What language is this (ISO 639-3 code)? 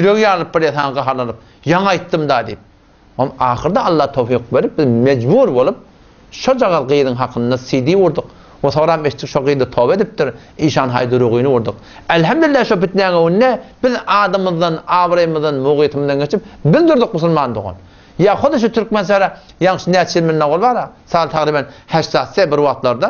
ara